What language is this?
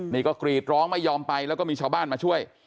Thai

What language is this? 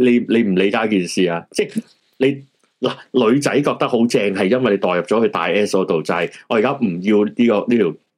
Chinese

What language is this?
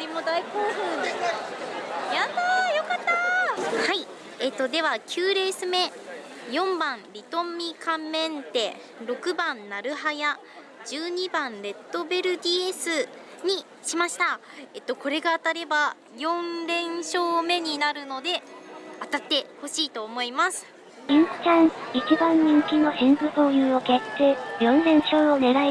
Japanese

